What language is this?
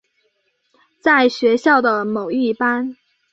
Chinese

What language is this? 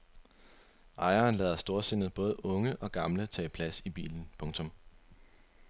Danish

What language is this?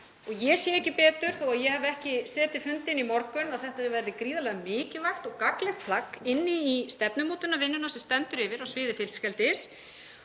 Icelandic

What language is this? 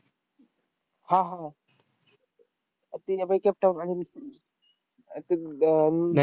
Marathi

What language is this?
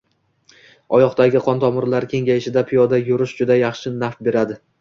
Uzbek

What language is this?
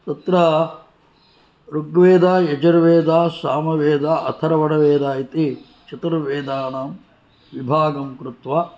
Sanskrit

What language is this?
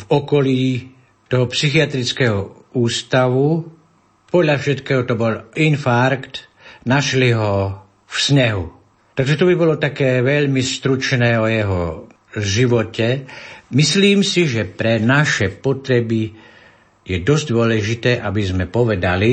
Slovak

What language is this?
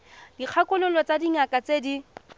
Tswana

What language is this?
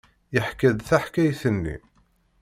Kabyle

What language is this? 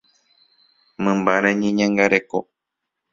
Guarani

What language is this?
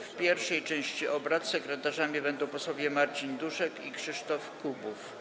Polish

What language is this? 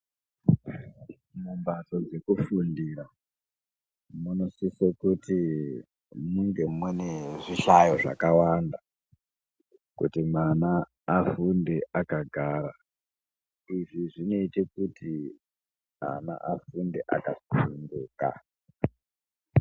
Ndau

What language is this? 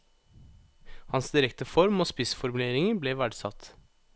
Norwegian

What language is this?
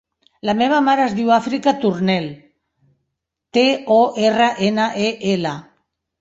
Catalan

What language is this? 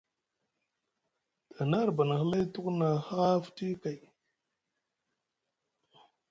Musgu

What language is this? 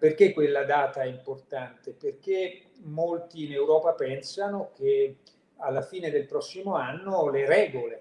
Italian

